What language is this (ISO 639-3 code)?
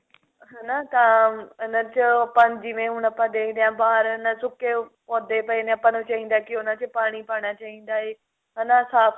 pan